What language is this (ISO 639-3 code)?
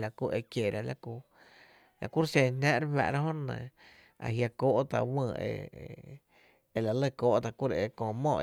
cte